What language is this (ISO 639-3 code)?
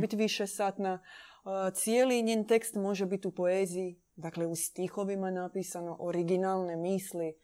hrv